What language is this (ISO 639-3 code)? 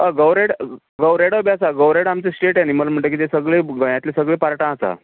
kok